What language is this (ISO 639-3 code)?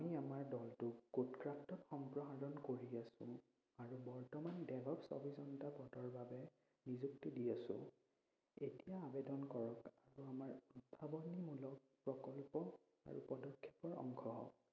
asm